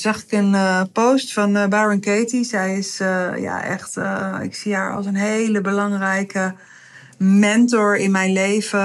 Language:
Dutch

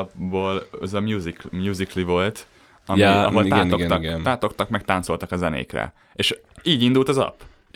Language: Hungarian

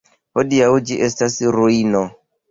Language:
Esperanto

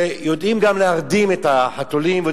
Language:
Hebrew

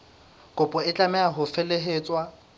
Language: Southern Sotho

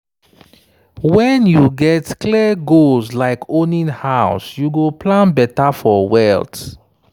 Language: Nigerian Pidgin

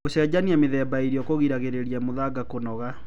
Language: Kikuyu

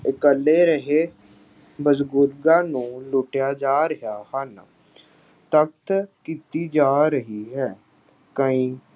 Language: Punjabi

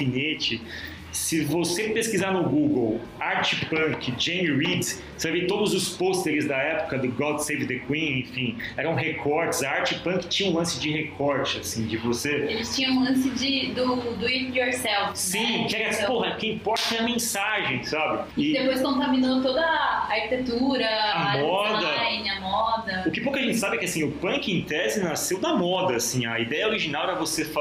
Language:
Portuguese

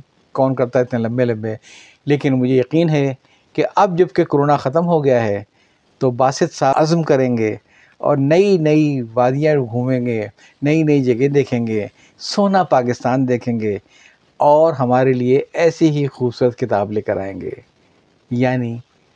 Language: Urdu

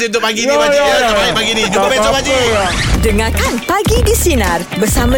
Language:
Malay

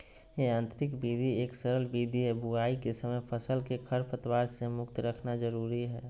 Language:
Magahi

